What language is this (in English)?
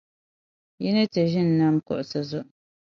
Dagbani